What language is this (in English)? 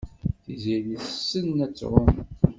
Kabyle